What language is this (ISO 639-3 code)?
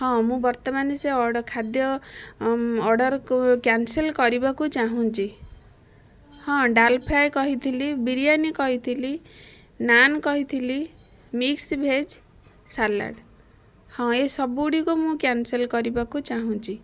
ori